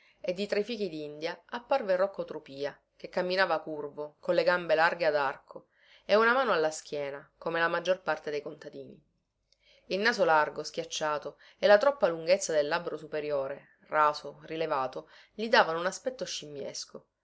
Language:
Italian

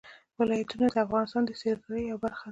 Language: Pashto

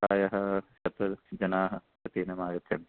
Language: Sanskrit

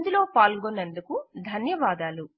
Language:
Telugu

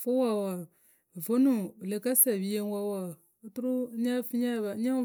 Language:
Akebu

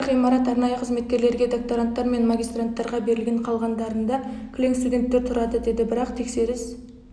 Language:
Kazakh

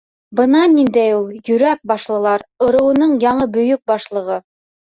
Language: Bashkir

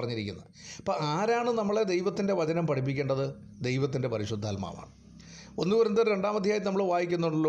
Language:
Malayalam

